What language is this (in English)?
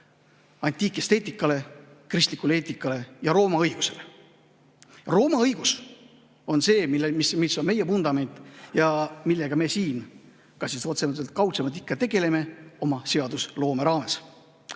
Estonian